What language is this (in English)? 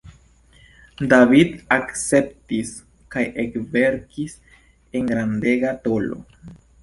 Esperanto